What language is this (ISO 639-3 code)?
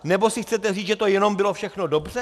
ces